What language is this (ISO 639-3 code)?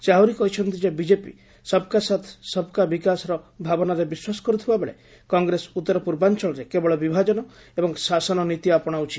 ori